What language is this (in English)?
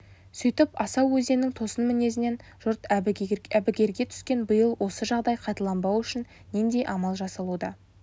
Kazakh